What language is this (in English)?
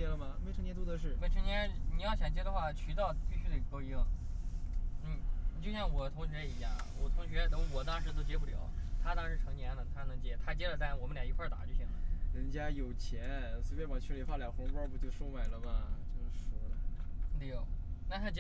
Chinese